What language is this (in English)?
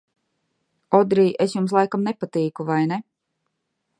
Latvian